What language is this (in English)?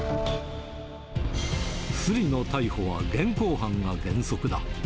Japanese